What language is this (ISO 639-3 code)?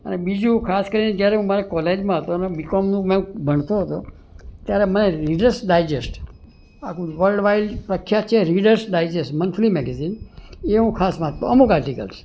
guj